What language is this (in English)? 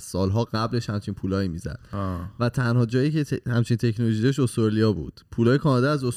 Persian